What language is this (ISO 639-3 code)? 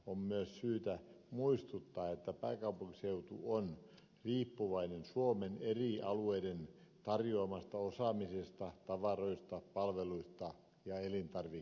fin